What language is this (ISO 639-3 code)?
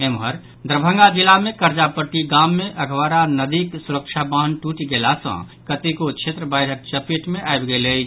mai